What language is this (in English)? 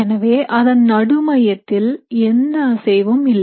Tamil